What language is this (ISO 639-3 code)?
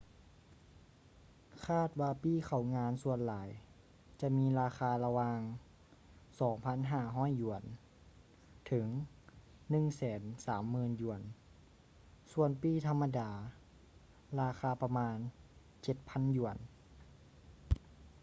lao